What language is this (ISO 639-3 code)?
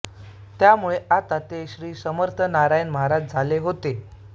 mar